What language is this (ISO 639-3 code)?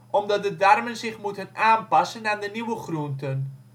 nld